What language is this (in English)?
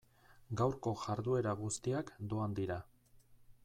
Basque